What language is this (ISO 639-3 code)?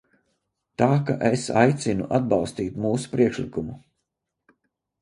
lav